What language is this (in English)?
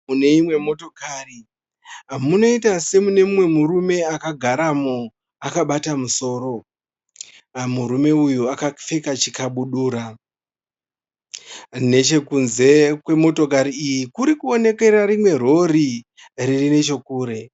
Shona